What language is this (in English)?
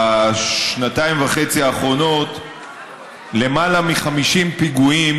Hebrew